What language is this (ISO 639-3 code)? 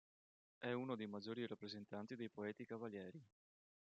ita